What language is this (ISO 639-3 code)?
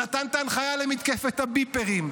heb